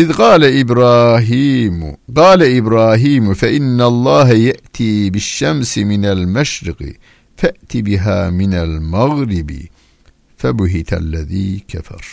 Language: Turkish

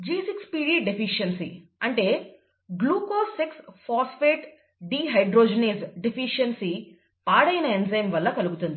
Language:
Telugu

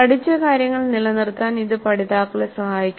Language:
Malayalam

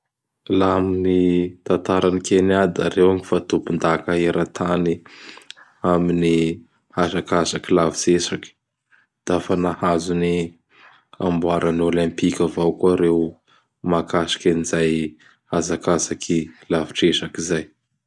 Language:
Bara Malagasy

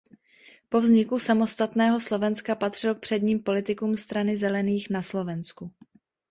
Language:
Czech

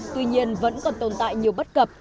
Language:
Vietnamese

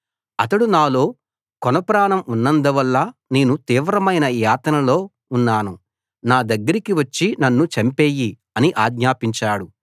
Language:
Telugu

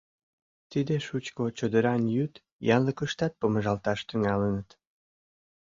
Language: Mari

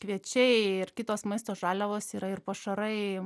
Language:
Lithuanian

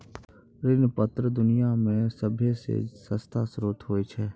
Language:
Maithili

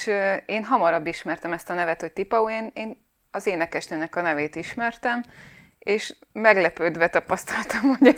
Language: Hungarian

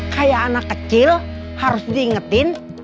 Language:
Indonesian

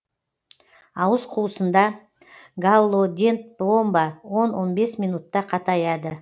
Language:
Kazakh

